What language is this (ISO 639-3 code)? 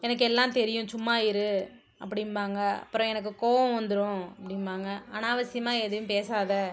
tam